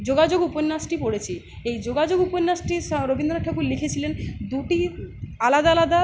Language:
Bangla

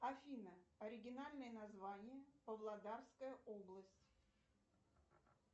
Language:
Russian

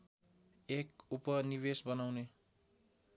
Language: Nepali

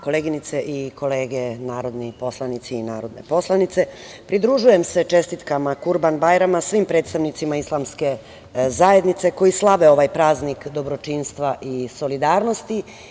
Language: Serbian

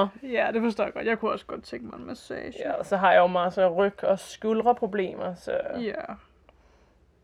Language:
Danish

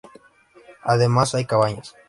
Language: Spanish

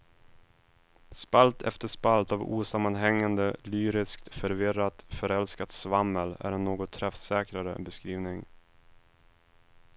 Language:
Swedish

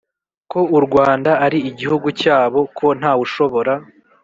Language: Kinyarwanda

